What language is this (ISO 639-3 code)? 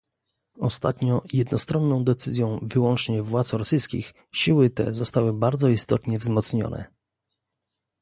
pol